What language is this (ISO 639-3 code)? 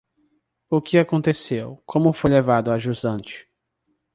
por